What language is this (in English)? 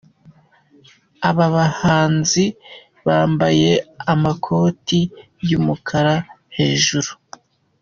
Kinyarwanda